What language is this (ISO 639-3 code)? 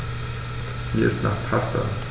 deu